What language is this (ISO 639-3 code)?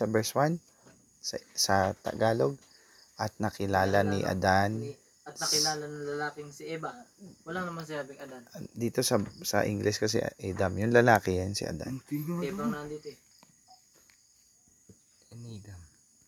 fil